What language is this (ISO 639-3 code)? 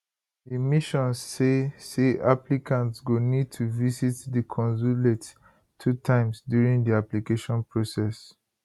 pcm